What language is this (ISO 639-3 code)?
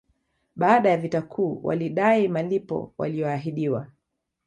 swa